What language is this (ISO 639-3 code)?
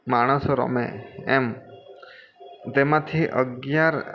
guj